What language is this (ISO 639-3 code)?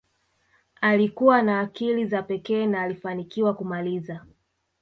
swa